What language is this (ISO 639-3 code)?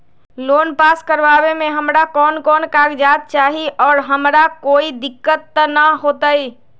mag